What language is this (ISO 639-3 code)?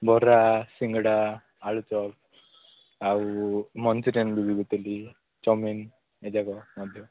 ori